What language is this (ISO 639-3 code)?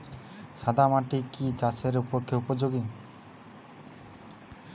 ben